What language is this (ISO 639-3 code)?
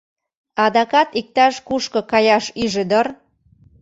chm